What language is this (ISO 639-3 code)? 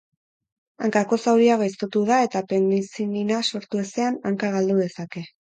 eus